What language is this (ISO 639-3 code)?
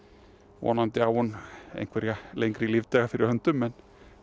isl